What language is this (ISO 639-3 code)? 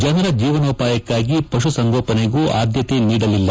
kan